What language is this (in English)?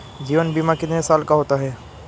Hindi